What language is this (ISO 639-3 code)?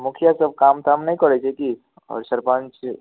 mai